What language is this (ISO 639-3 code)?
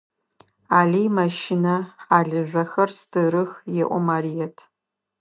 ady